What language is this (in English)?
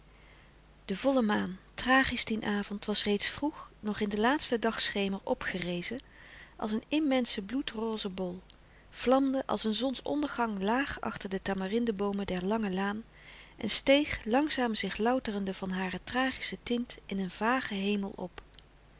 Dutch